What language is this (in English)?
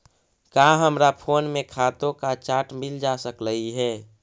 Magahi